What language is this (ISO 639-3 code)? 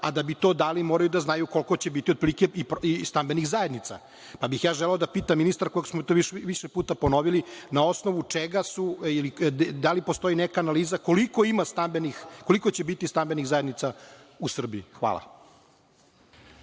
srp